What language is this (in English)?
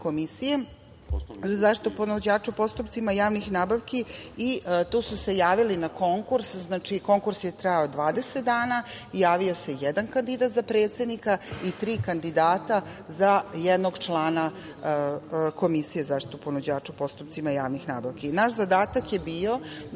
Serbian